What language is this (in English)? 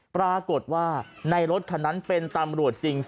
Thai